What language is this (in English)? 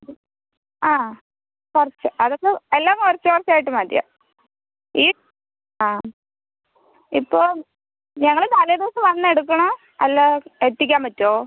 Malayalam